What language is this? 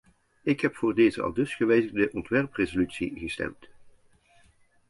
Dutch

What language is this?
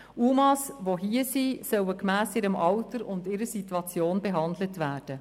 Swiss German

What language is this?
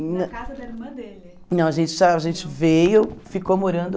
Portuguese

